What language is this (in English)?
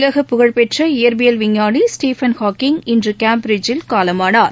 Tamil